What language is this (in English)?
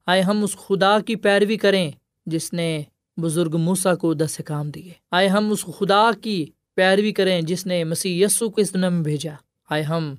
Urdu